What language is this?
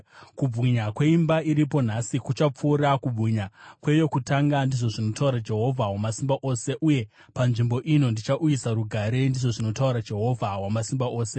Shona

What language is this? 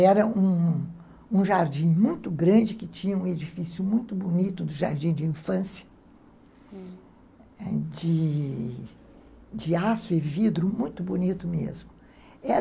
Portuguese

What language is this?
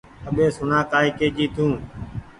Goaria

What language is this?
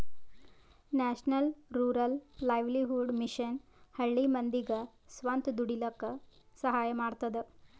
Kannada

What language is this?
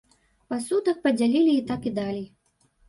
Belarusian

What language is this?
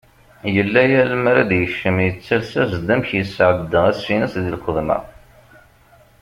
Kabyle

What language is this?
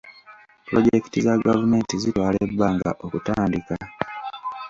Ganda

